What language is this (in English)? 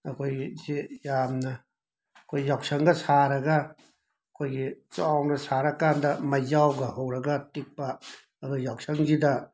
Manipuri